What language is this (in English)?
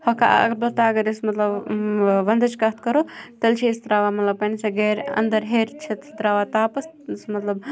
Kashmiri